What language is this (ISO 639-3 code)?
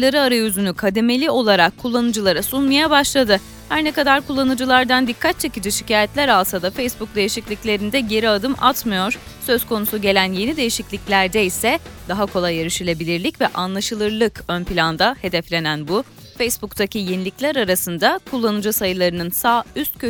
tur